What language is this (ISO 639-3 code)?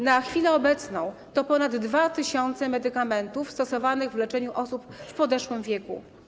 pol